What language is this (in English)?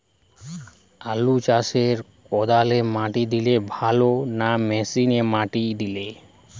Bangla